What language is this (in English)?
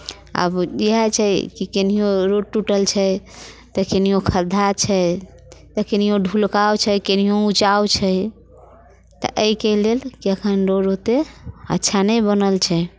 Maithili